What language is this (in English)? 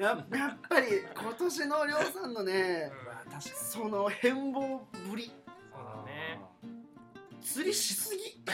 Japanese